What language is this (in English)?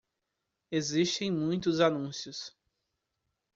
Portuguese